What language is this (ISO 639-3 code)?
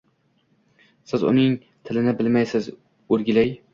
uzb